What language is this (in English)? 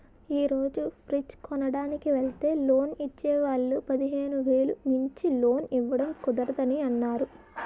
Telugu